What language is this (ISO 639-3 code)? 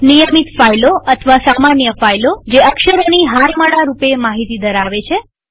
guj